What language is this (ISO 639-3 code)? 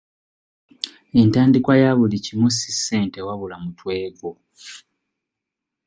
lug